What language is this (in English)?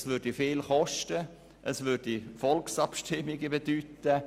Swiss German